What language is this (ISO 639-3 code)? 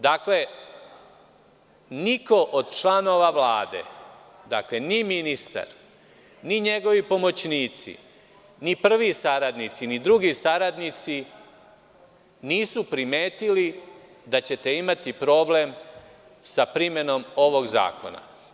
srp